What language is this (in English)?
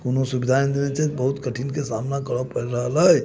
Maithili